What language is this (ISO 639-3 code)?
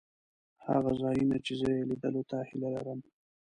pus